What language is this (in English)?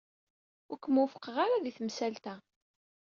Kabyle